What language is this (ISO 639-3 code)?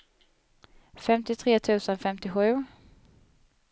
swe